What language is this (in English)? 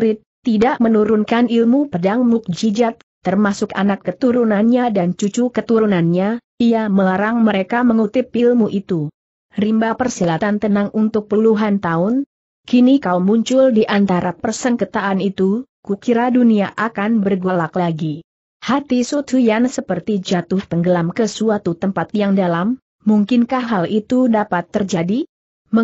Indonesian